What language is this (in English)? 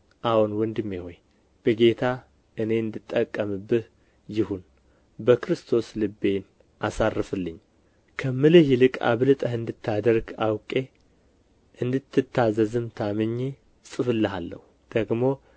Amharic